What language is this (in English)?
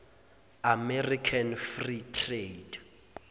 Zulu